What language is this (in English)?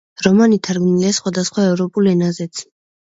Georgian